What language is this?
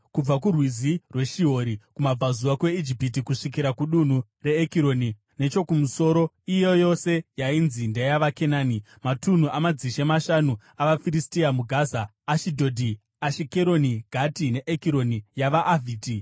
Shona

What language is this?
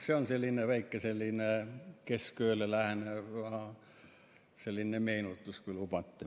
Estonian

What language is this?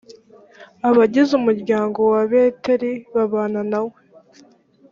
Kinyarwanda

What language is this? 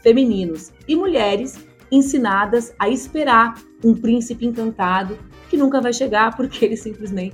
Portuguese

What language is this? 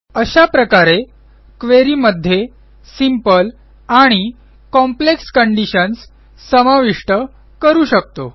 Marathi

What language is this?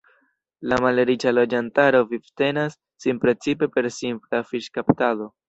Esperanto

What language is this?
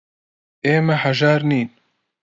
Central Kurdish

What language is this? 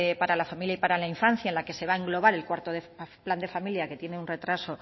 Spanish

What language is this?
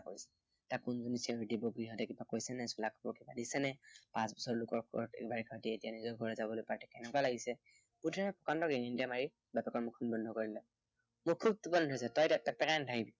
Assamese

